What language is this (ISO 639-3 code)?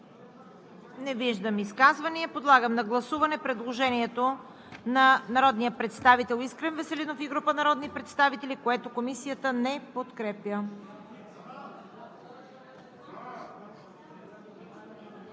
bul